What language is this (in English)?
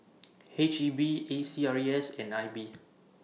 English